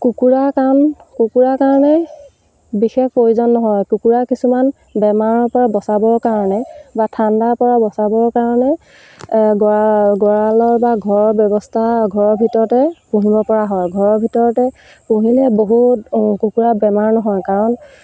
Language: Assamese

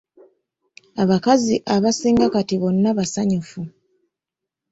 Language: Ganda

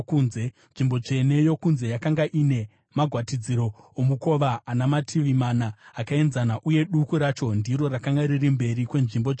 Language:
Shona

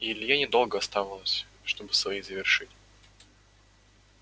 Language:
Russian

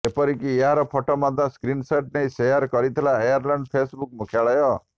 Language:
Odia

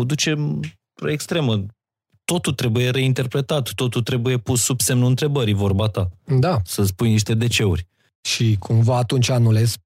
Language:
Romanian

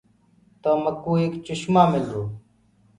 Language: Gurgula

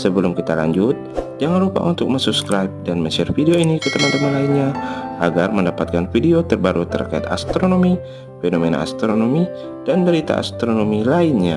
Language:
Indonesian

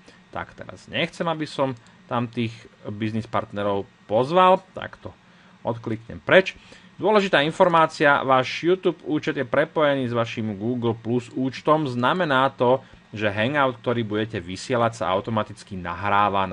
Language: Slovak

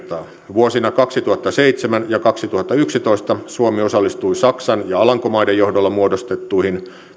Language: Finnish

